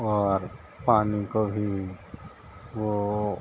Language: Urdu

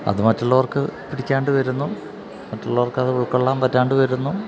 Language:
Malayalam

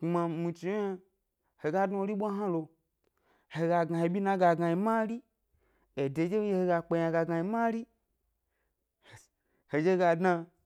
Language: Gbari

